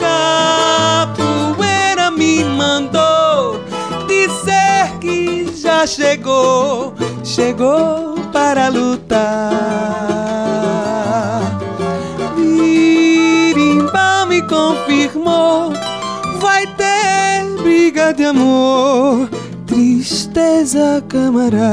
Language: Portuguese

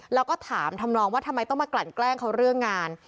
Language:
Thai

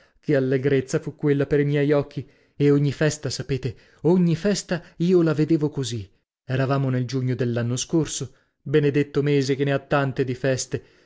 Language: Italian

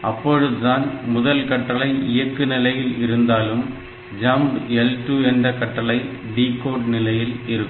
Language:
Tamil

